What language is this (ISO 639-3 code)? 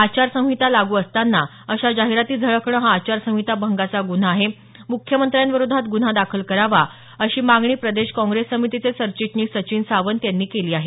mar